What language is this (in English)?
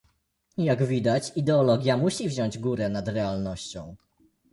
Polish